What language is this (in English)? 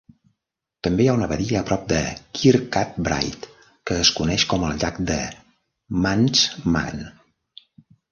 Catalan